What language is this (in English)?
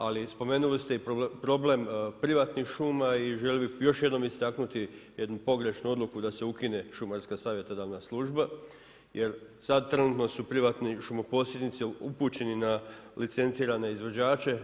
Croatian